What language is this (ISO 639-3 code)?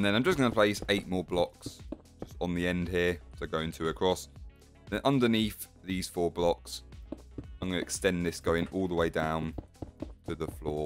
eng